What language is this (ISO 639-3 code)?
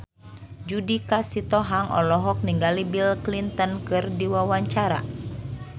sun